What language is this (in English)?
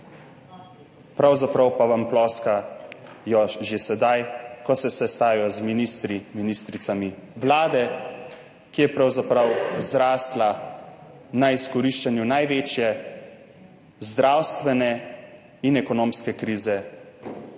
Slovenian